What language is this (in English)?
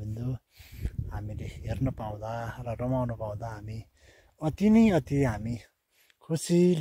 Arabic